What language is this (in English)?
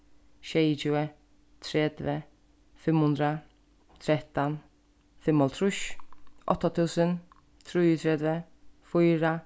Faroese